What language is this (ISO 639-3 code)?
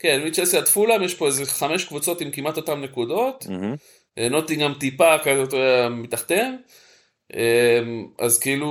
heb